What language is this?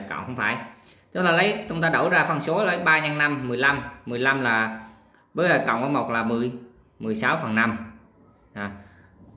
Vietnamese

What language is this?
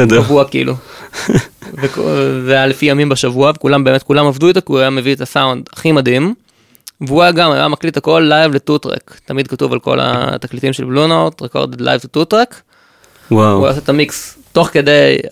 Hebrew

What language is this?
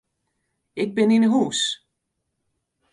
Western Frisian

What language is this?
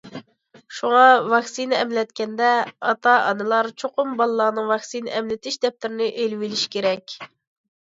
Uyghur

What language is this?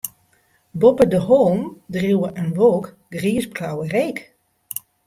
Western Frisian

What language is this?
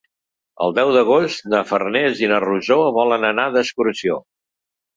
Catalan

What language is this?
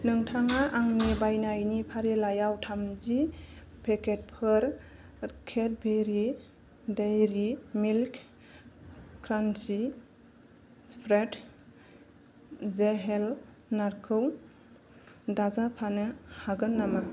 Bodo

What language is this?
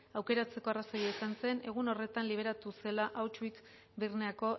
Basque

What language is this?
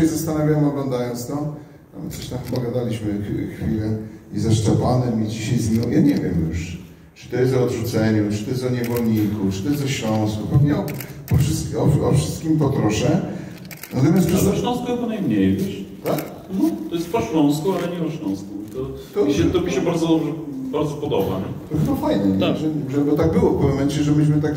Polish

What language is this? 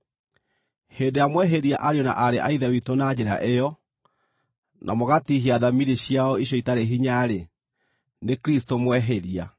Kikuyu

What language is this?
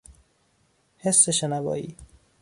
Persian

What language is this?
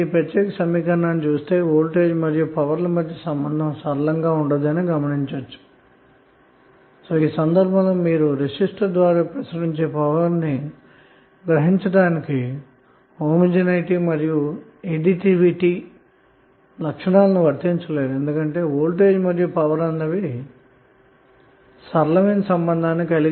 Telugu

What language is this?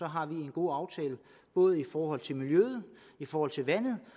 Danish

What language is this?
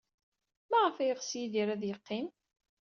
Kabyle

